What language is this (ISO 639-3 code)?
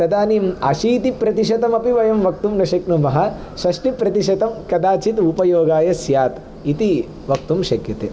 san